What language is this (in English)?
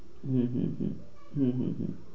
Bangla